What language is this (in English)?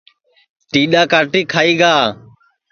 Sansi